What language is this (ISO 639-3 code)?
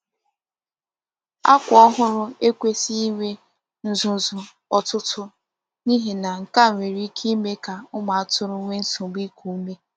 ibo